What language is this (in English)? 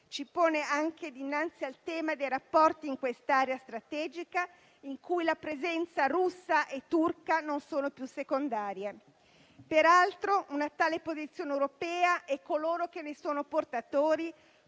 Italian